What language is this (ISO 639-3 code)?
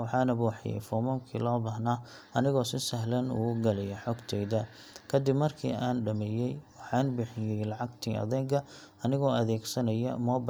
som